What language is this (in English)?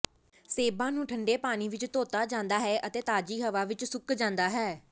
Punjabi